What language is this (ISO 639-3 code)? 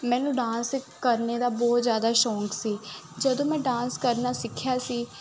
pan